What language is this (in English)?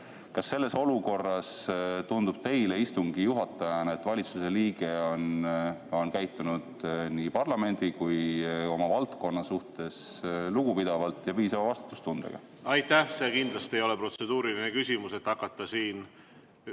Estonian